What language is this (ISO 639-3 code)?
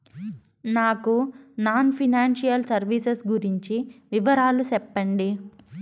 tel